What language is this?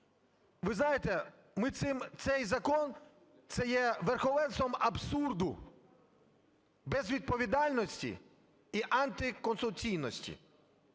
Ukrainian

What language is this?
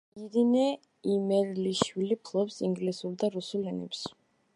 Georgian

